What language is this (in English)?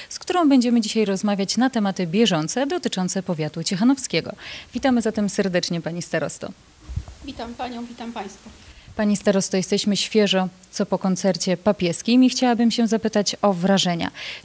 Polish